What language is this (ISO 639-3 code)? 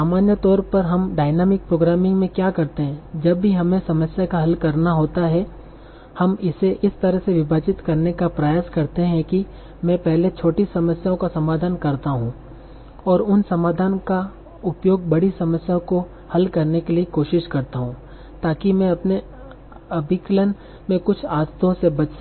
hin